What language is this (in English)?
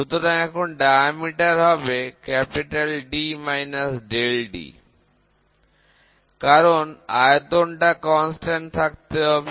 Bangla